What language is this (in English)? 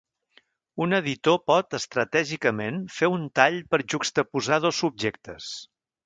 Catalan